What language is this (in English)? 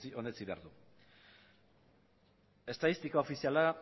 Basque